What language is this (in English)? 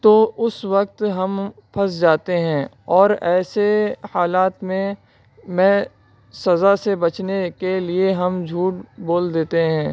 Urdu